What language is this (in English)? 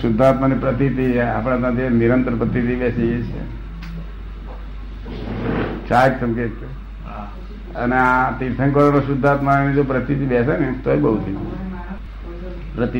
Gujarati